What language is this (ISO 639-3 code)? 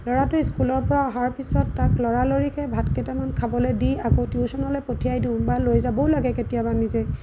asm